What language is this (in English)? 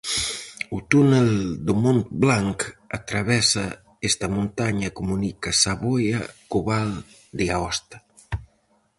Galician